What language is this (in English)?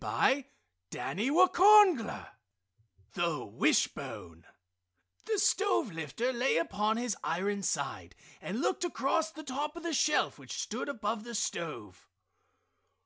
English